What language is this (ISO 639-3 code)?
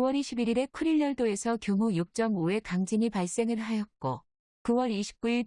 kor